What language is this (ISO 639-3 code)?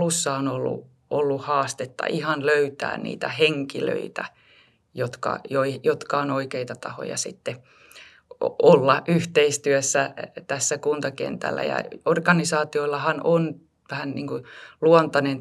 fin